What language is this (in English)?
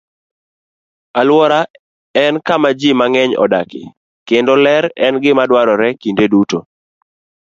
Luo (Kenya and Tanzania)